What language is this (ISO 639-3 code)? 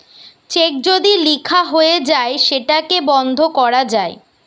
ben